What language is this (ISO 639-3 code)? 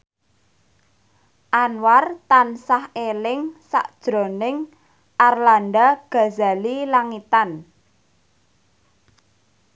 jav